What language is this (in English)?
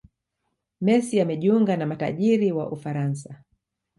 Swahili